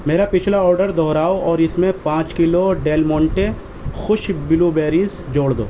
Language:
Urdu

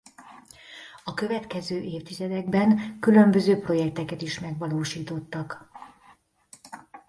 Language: Hungarian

